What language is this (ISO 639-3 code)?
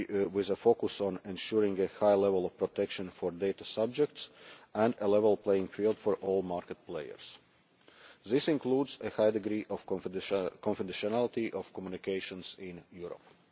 eng